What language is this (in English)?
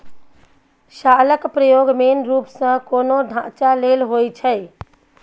Maithili